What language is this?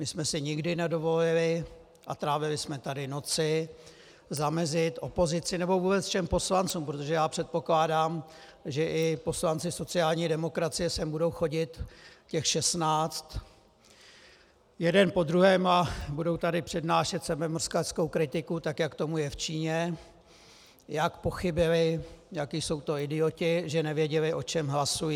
Czech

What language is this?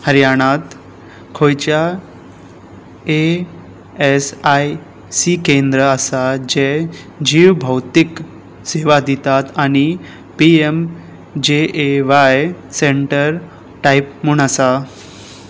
Konkani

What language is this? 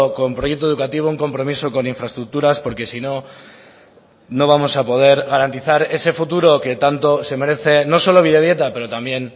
Spanish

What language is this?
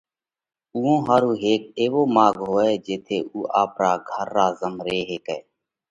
Parkari Koli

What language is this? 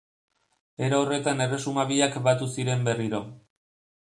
Basque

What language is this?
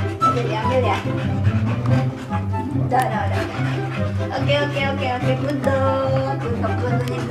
Indonesian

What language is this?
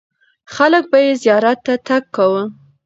Pashto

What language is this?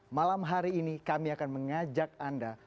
Indonesian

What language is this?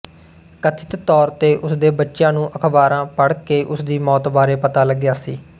Punjabi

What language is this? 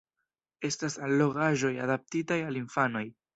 Esperanto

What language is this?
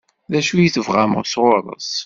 Kabyle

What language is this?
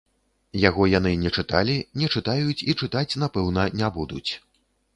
Belarusian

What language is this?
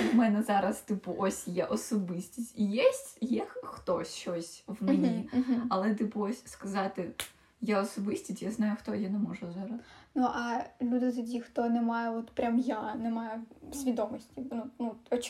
Ukrainian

